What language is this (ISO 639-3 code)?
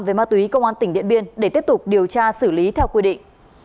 vie